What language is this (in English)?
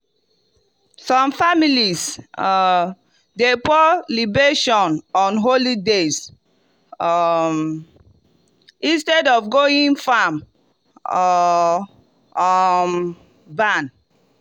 Nigerian Pidgin